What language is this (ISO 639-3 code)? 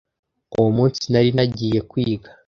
kin